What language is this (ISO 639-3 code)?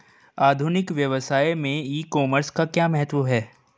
hin